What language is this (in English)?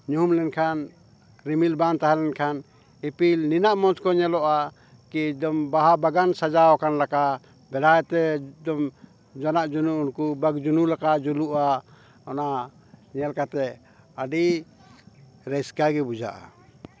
Santali